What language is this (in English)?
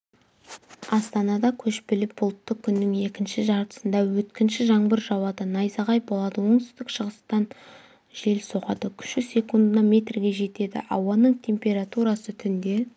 Kazakh